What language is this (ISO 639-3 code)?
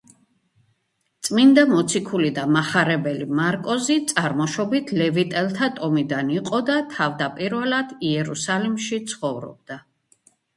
kat